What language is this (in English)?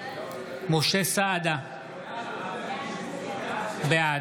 Hebrew